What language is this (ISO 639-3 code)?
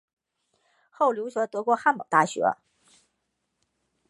zho